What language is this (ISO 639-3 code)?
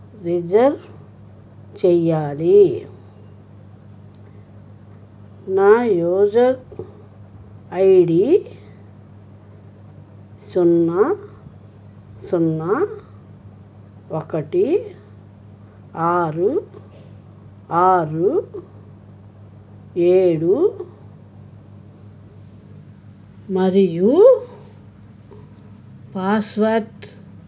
tel